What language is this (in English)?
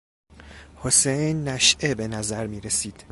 Persian